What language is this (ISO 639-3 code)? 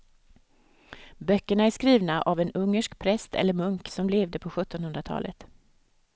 swe